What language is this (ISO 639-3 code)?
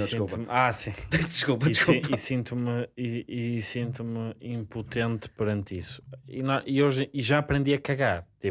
por